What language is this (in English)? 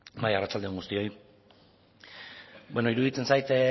Basque